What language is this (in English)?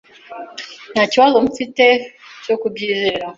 Kinyarwanda